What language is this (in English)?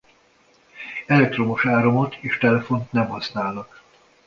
Hungarian